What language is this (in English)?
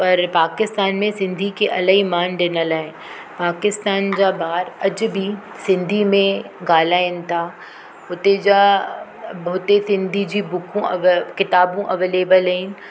Sindhi